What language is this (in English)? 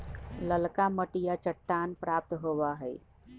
Magahi